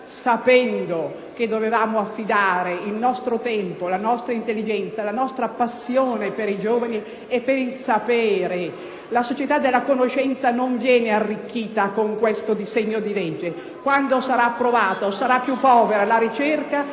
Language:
Italian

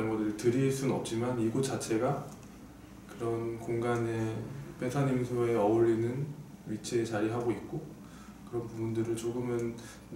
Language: Korean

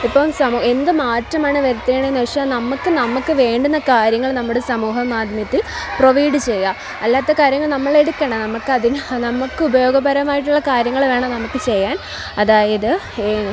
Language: Malayalam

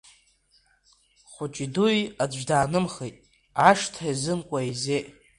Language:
Abkhazian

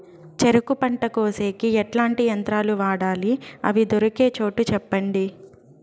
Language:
Telugu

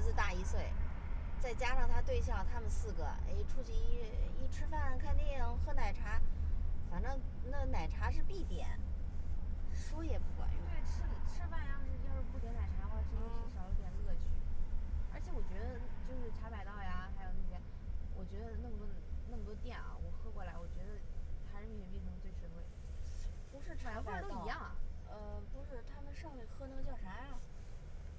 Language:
Chinese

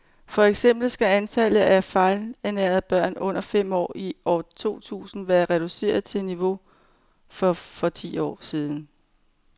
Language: Danish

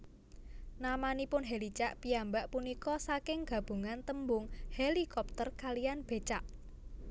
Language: Javanese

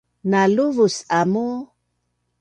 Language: Bunun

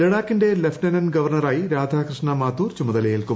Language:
Malayalam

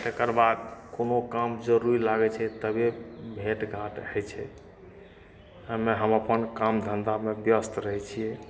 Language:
Maithili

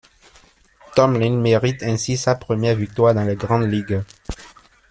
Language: French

